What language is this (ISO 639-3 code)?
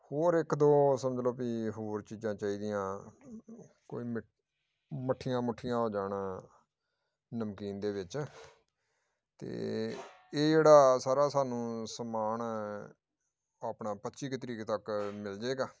pan